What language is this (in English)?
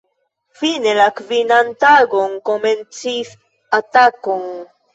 Esperanto